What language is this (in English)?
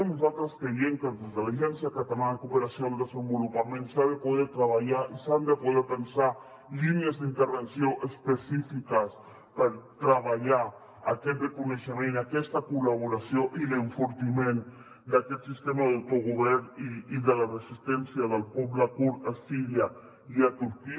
Catalan